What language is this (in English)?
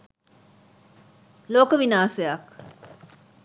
Sinhala